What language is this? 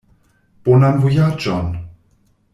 Esperanto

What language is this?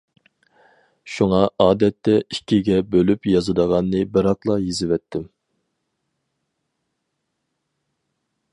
Uyghur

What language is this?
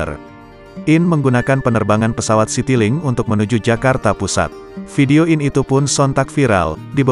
Indonesian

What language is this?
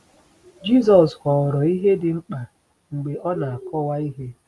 Igbo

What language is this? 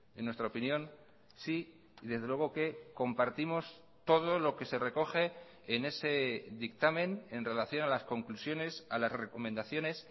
Spanish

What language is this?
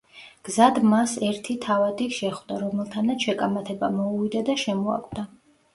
Georgian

